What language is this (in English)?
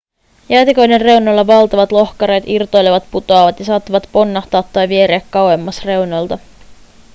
Finnish